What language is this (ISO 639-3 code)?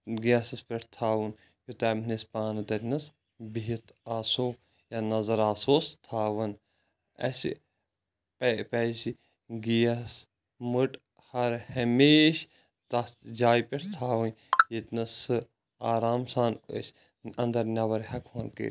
kas